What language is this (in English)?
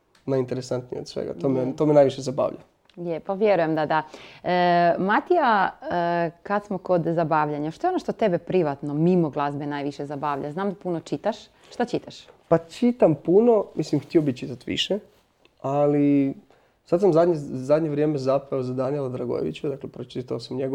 Croatian